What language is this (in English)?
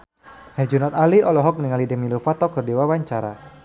Sundanese